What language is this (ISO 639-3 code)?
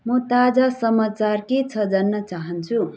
nep